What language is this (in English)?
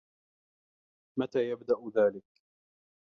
Arabic